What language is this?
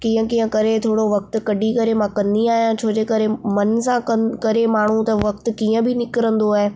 Sindhi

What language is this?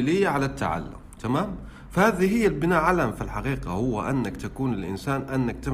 Arabic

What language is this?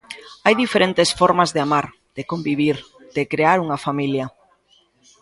Galician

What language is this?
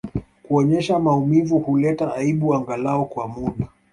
Swahili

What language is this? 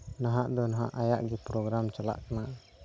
Santali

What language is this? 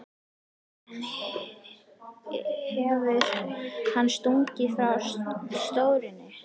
Icelandic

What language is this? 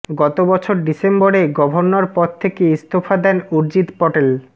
Bangla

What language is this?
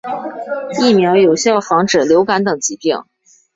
Chinese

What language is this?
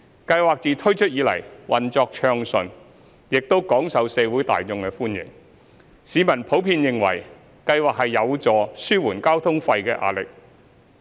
Cantonese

